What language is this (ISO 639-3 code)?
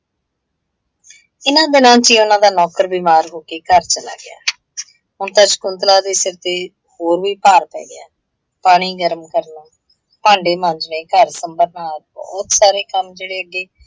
pan